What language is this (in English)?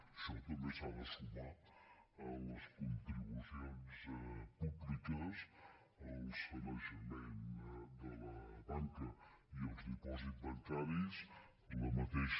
Catalan